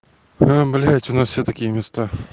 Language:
Russian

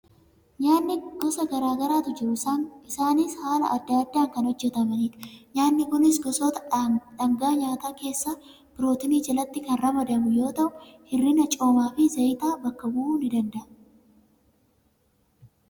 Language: Oromo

